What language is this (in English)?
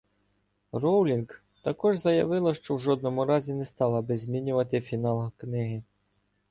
Ukrainian